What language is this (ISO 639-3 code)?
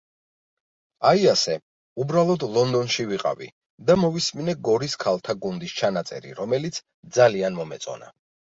kat